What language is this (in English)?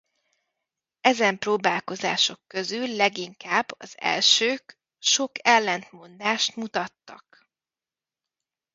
Hungarian